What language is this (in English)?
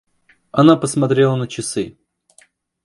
Russian